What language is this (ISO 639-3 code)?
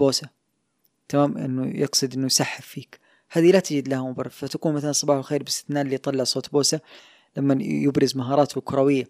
ara